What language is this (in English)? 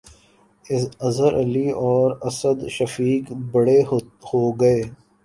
Urdu